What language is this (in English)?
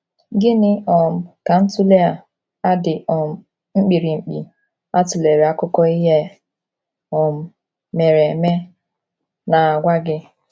Igbo